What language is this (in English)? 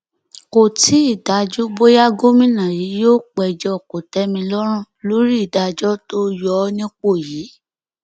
Yoruba